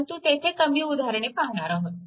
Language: Marathi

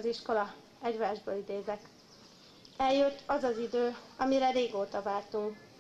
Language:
Hungarian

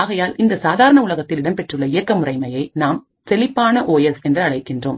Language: Tamil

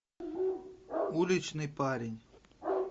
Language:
Russian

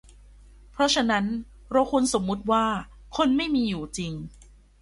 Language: Thai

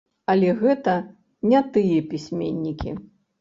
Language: Belarusian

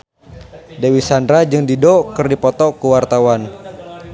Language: Sundanese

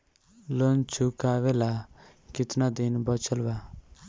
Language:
Bhojpuri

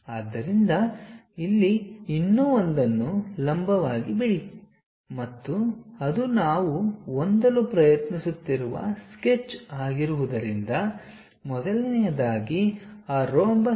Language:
Kannada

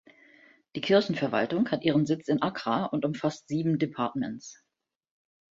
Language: German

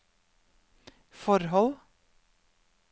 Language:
Norwegian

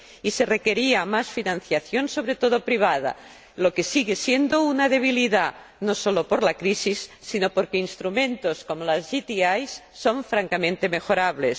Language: Spanish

